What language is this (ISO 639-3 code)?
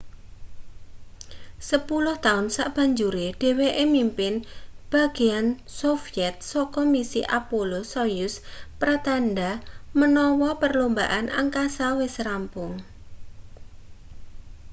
jav